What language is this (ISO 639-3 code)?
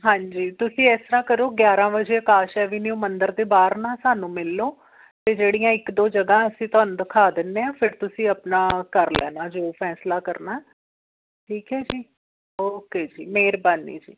pan